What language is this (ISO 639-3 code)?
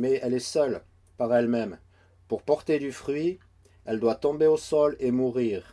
fra